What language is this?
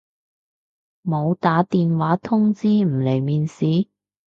Cantonese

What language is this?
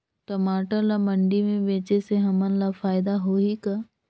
Chhattisgarhi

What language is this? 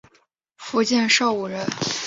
Chinese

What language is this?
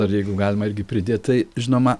Lithuanian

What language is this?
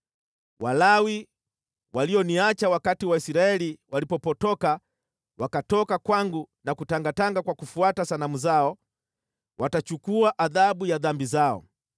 Swahili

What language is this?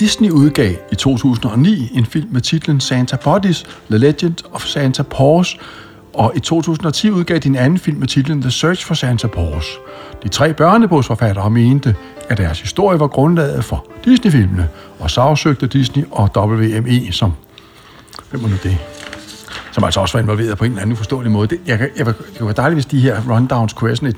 Danish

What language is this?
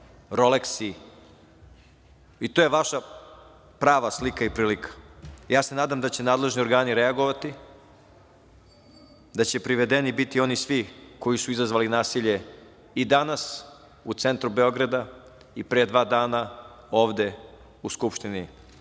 Serbian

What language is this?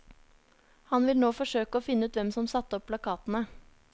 Norwegian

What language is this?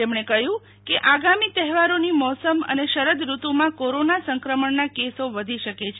Gujarati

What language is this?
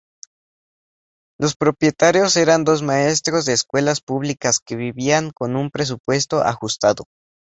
Spanish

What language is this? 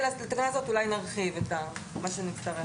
Hebrew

